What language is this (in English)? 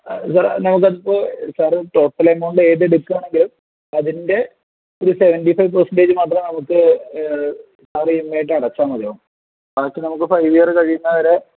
Malayalam